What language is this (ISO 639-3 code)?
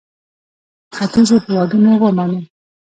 pus